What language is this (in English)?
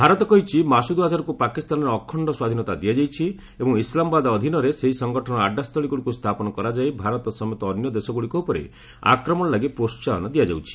Odia